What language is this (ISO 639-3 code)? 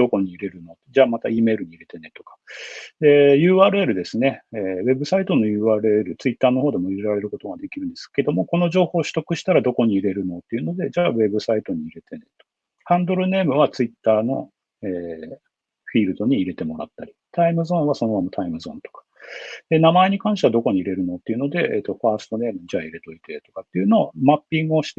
jpn